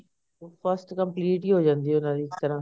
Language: Punjabi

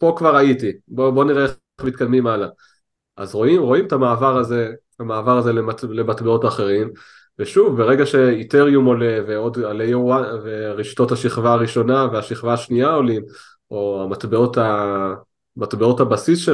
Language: Hebrew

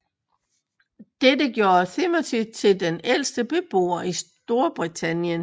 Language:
Danish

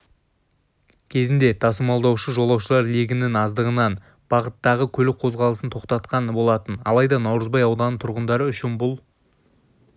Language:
Kazakh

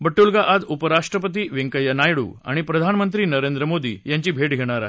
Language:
Marathi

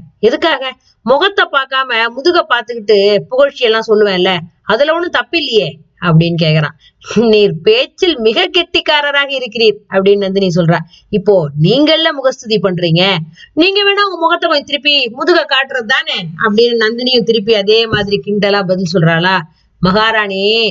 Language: Tamil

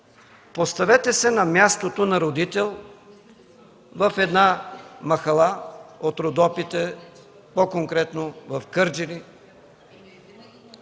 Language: Bulgarian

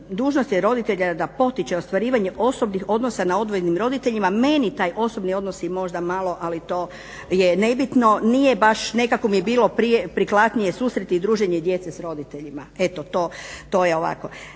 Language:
Croatian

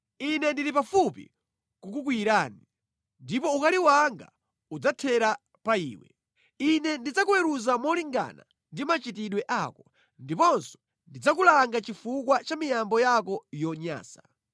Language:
Nyanja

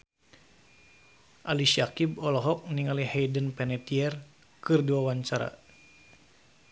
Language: Sundanese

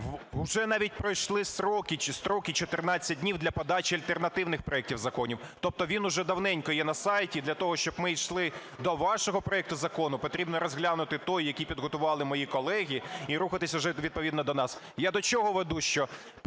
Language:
Ukrainian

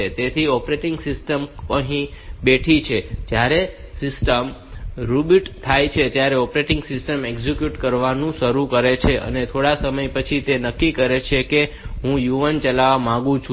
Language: Gujarati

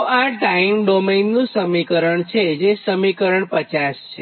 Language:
Gujarati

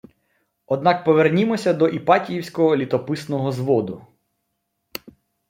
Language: Ukrainian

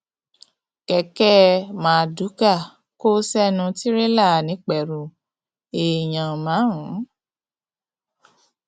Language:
Yoruba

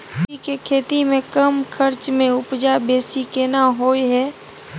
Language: Maithili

